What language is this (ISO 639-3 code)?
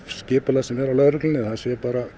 isl